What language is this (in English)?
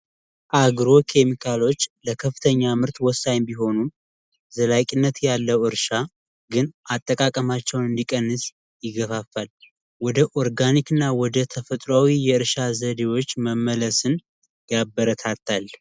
Amharic